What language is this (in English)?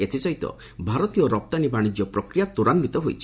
Odia